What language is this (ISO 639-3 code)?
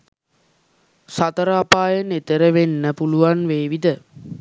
sin